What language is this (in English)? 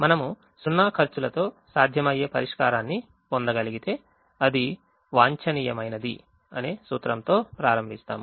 Telugu